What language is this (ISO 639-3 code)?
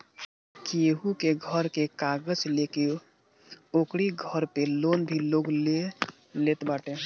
bho